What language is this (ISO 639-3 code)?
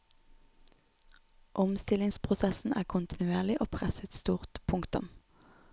nor